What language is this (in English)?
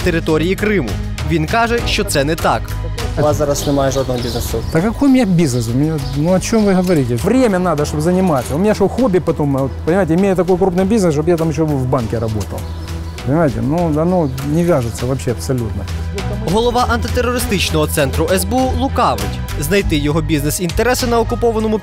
Ukrainian